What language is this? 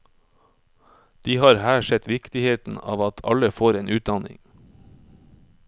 Norwegian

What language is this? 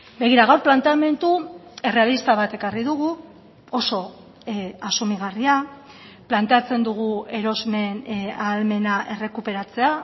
Basque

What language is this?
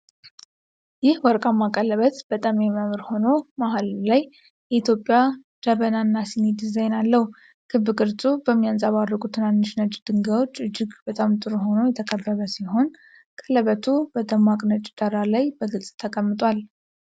Amharic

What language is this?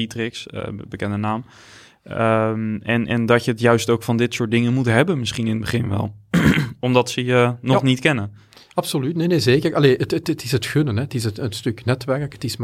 Dutch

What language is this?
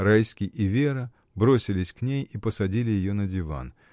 Russian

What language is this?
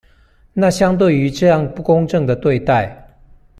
Chinese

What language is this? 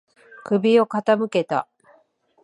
Japanese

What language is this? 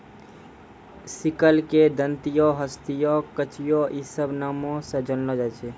Maithili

